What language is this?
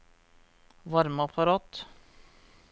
Norwegian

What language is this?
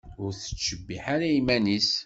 Kabyle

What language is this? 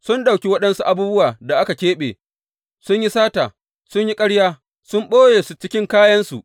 Hausa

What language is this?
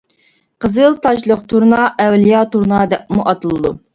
Uyghur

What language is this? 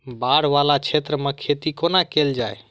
Maithili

